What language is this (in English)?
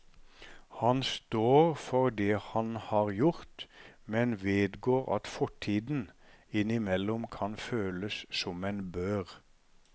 Norwegian